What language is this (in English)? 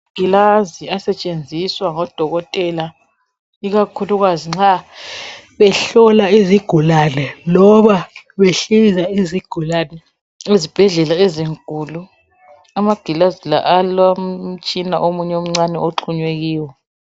North Ndebele